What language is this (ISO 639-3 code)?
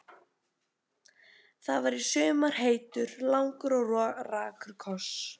isl